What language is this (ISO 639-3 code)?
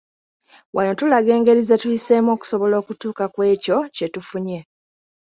lug